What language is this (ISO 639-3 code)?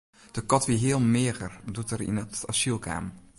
fry